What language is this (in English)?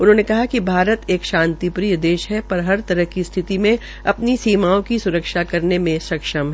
Hindi